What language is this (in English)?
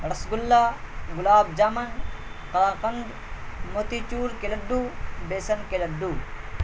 Urdu